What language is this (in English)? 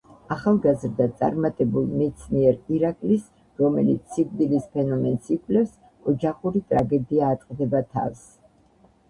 Georgian